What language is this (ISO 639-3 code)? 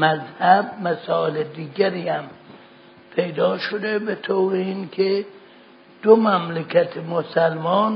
fas